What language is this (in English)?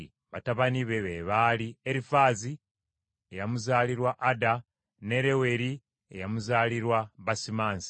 Ganda